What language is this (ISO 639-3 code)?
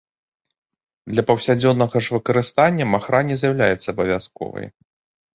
bel